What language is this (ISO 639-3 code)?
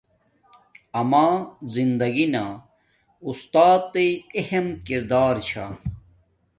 dmk